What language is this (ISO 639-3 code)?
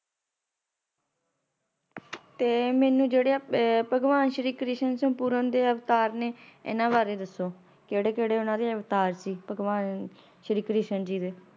pan